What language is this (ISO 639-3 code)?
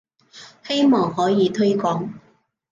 yue